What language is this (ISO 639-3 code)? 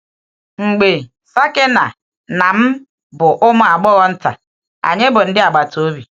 ibo